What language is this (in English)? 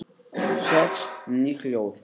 Icelandic